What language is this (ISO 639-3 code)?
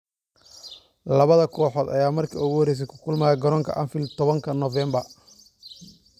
som